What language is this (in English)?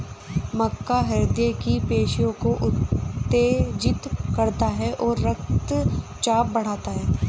Hindi